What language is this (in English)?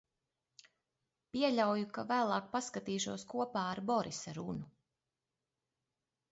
Latvian